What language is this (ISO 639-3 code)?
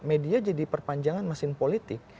ind